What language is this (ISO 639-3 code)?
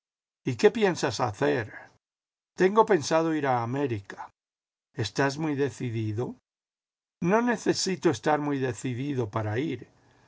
spa